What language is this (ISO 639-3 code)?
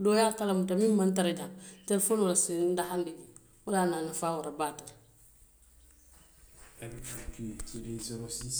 mlq